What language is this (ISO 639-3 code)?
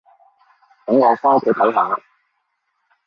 yue